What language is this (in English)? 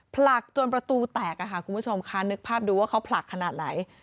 Thai